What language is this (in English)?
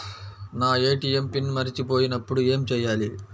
Telugu